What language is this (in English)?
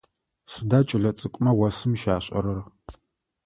Adyghe